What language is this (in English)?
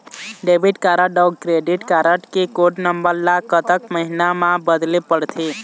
Chhattisgarhi